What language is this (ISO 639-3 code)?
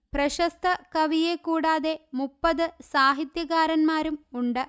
mal